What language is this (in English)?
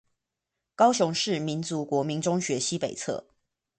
Chinese